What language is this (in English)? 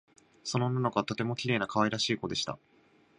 Japanese